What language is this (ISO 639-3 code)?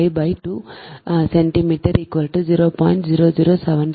tam